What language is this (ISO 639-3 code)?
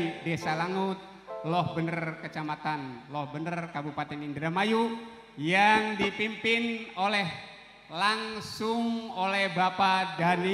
ind